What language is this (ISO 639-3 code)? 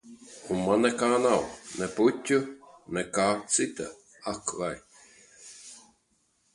lav